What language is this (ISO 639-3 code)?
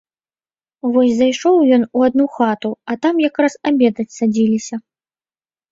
bel